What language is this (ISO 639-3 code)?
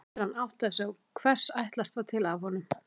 isl